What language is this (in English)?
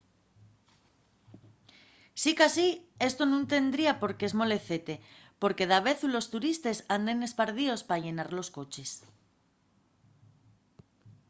Asturian